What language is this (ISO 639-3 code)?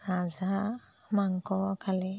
asm